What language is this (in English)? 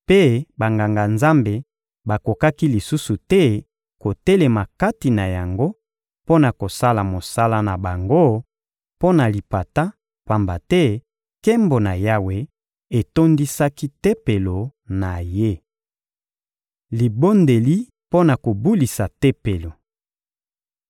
Lingala